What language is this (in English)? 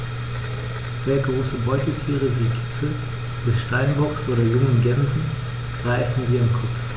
German